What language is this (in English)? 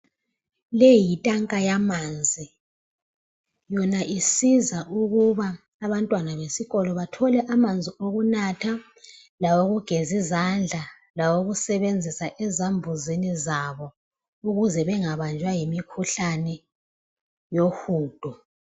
North Ndebele